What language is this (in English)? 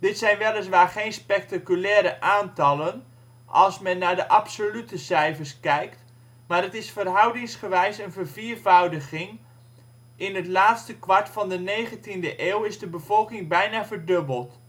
Dutch